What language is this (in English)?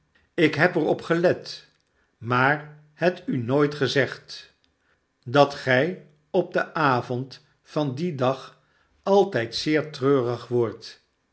Dutch